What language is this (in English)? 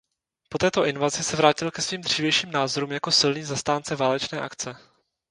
Czech